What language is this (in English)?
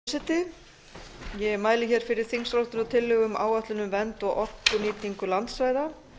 Icelandic